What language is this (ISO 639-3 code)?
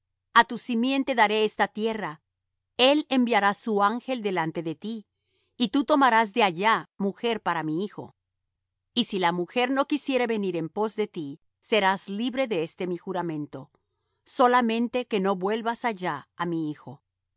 spa